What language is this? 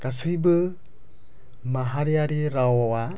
Bodo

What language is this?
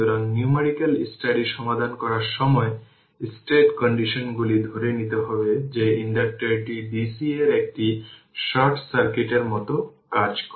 Bangla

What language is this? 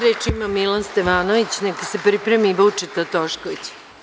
Serbian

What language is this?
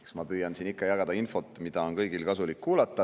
Estonian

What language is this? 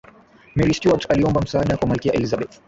Swahili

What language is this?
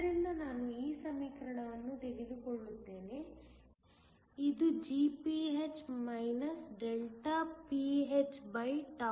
Kannada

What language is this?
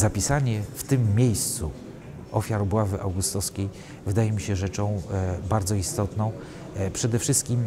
Polish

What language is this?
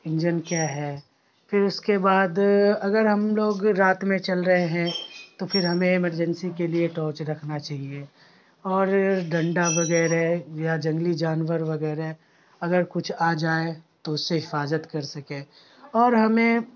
Urdu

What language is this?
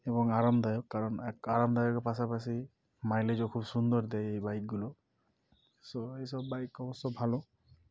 Bangla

